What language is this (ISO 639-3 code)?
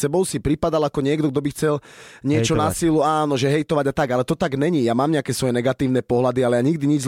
slk